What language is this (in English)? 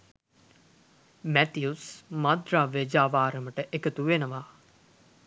Sinhala